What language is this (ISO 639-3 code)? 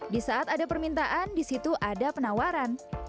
ind